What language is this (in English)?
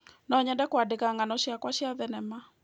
Kikuyu